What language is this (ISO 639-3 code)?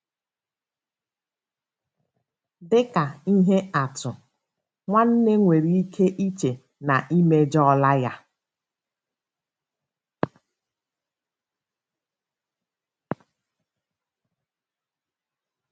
ibo